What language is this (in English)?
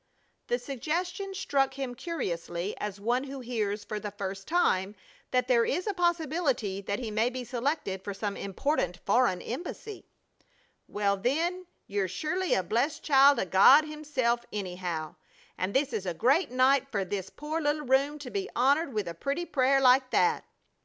English